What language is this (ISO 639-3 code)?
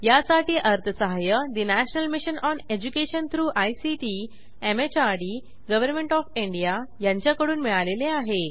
mar